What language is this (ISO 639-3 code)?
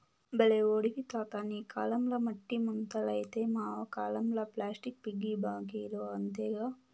tel